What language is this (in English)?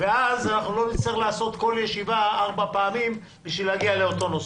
Hebrew